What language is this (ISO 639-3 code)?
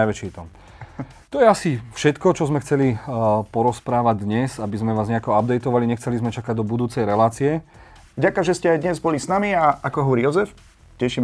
slk